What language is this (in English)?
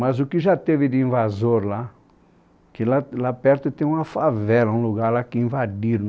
Portuguese